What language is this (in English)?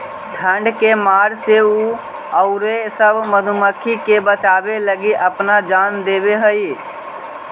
Magahi